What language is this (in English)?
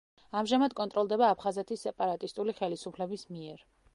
Georgian